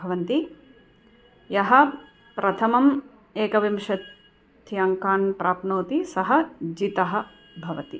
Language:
Sanskrit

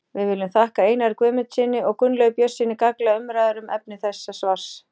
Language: Icelandic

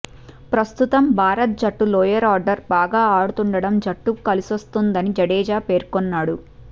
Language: Telugu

